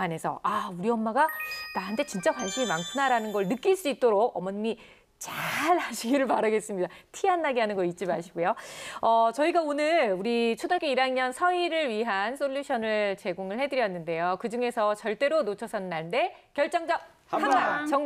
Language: Korean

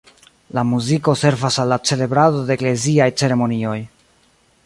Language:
Esperanto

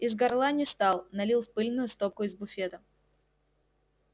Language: Russian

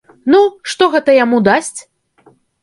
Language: Belarusian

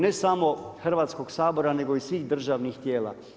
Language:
Croatian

